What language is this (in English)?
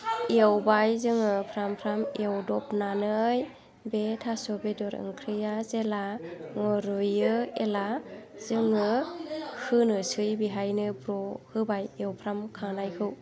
Bodo